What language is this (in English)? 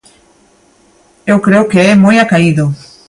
Galician